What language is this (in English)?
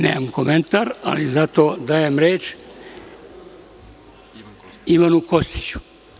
Serbian